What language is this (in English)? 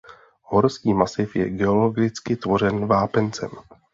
Czech